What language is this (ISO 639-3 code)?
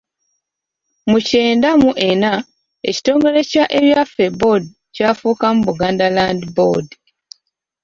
lug